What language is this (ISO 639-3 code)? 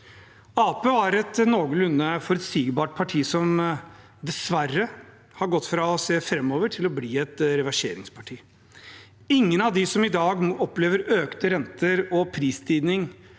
nor